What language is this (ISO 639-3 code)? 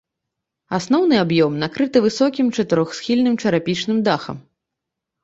bel